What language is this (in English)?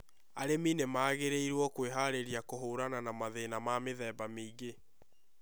Kikuyu